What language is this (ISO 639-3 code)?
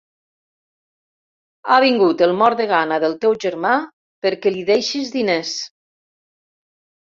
cat